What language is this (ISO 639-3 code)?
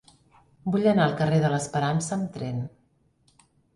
cat